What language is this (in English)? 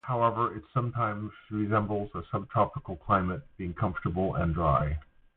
English